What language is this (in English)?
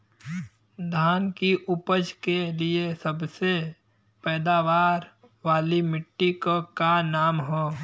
Bhojpuri